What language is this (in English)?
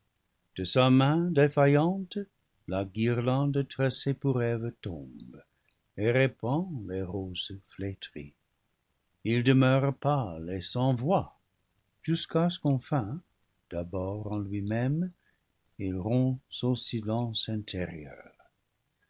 French